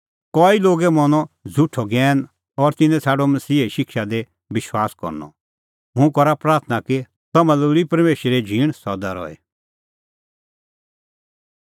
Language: Kullu Pahari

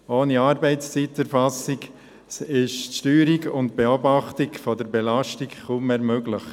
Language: Swiss German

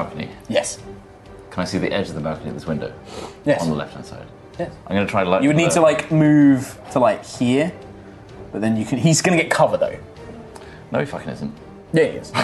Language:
English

